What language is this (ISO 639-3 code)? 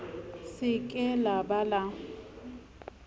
sot